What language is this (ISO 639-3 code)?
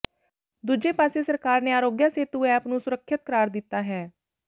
pan